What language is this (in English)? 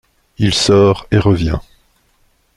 French